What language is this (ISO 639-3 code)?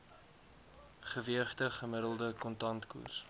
afr